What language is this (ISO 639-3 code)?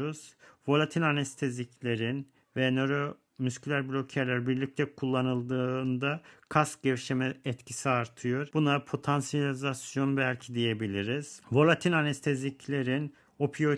tur